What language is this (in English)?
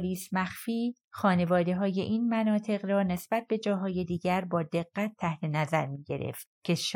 Persian